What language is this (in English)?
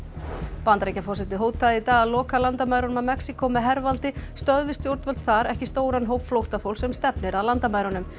Icelandic